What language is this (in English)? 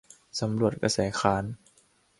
Thai